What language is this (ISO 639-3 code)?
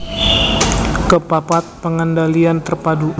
jav